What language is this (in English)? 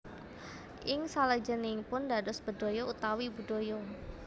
Javanese